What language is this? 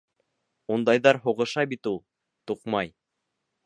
Bashkir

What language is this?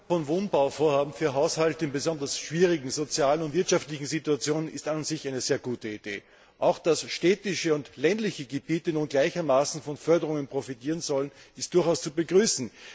German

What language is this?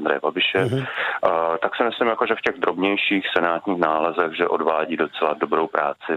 Czech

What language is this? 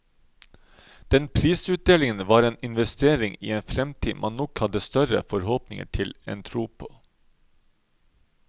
Norwegian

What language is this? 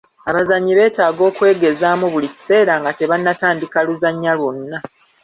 Ganda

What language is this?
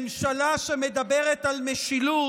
Hebrew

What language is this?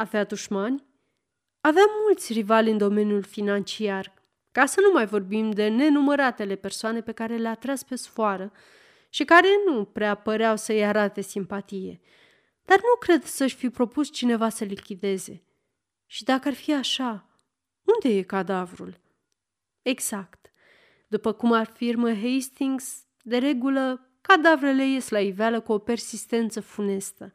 Romanian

